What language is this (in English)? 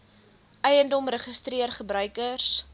Afrikaans